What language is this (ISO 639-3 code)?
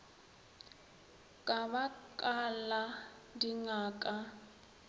nso